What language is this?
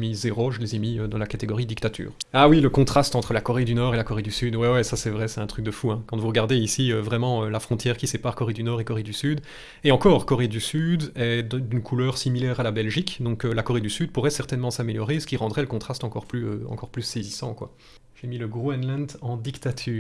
French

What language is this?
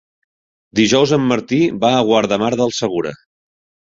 Catalan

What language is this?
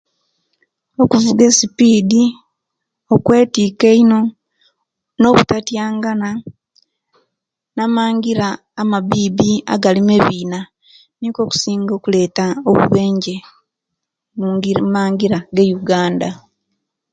Kenyi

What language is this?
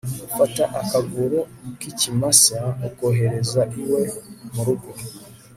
Kinyarwanda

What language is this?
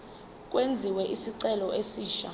Zulu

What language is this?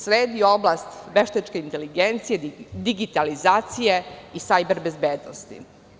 Serbian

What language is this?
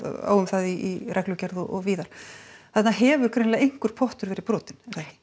Icelandic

